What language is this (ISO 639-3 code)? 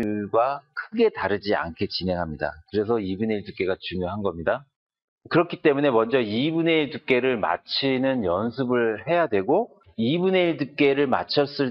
kor